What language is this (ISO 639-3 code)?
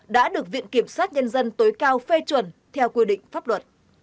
vie